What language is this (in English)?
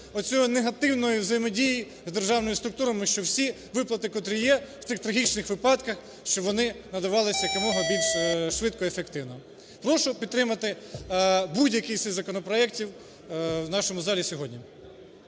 Ukrainian